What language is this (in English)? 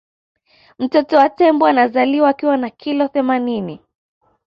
Swahili